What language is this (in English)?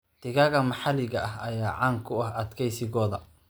Somali